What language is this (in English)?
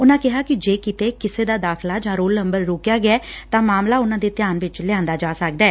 Punjabi